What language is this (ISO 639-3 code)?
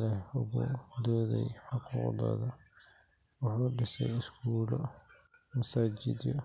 som